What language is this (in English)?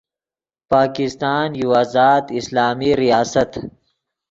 Yidgha